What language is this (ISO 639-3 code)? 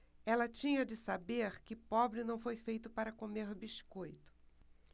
por